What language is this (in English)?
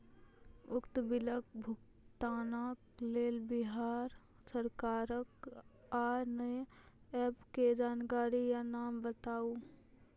Maithili